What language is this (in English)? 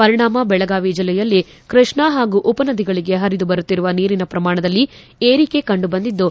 Kannada